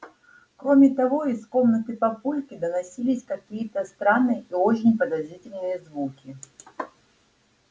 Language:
Russian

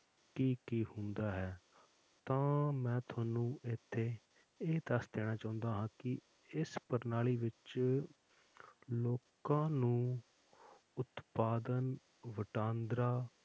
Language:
Punjabi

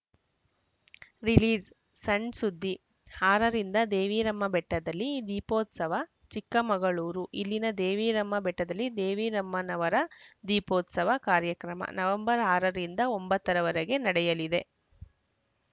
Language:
Kannada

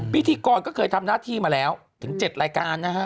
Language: Thai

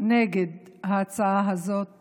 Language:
Hebrew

